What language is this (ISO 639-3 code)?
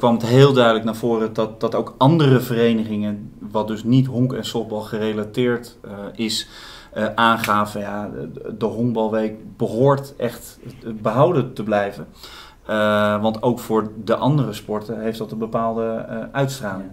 nld